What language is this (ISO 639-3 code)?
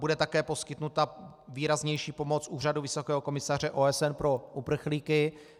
ces